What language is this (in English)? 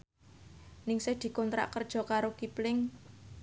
Javanese